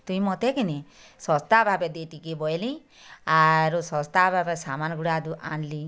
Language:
Odia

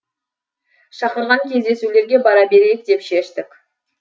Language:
Kazakh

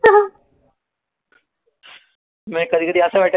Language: Marathi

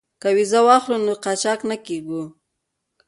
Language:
Pashto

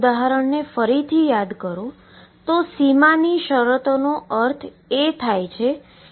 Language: Gujarati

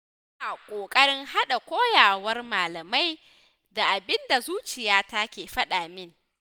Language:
Hausa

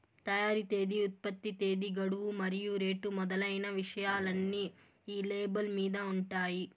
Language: Telugu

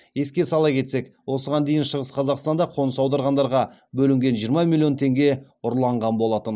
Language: Kazakh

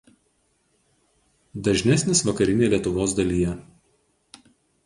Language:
Lithuanian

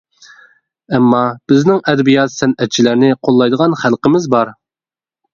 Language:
Uyghur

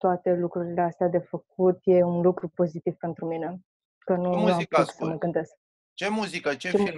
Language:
Romanian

